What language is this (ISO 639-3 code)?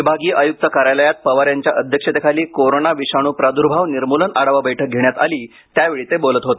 mar